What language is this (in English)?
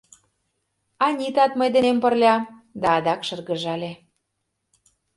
Mari